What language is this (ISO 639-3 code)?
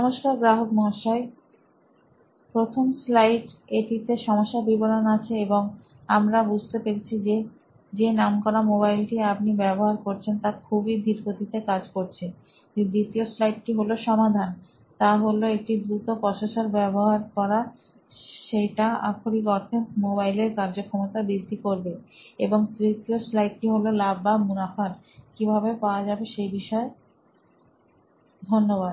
ben